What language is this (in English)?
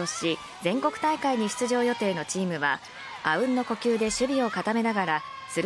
Japanese